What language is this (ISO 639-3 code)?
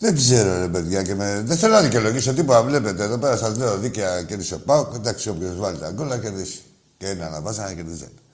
ell